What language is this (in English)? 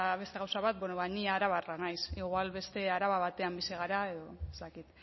Basque